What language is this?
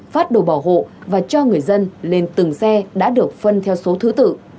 Vietnamese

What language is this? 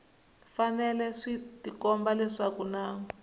Tsonga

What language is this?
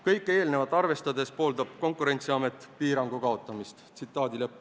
Estonian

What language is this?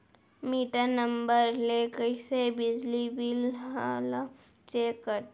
Chhattisgarhi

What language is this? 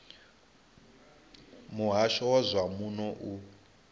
Venda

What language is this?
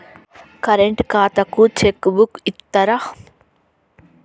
Telugu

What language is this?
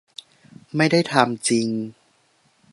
Thai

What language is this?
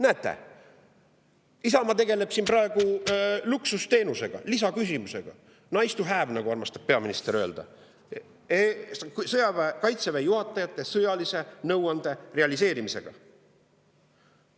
Estonian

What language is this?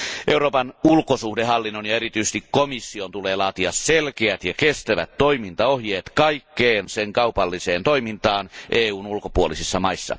Finnish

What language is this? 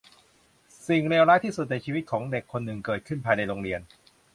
Thai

